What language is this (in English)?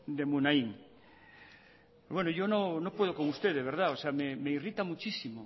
Spanish